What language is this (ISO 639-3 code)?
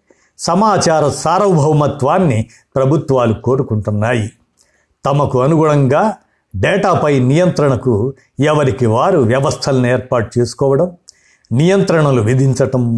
tel